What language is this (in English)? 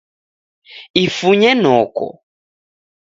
Taita